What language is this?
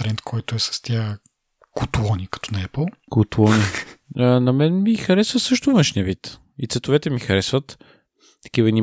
Bulgarian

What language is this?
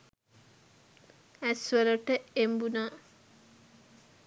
Sinhala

